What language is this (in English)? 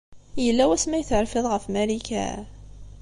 Kabyle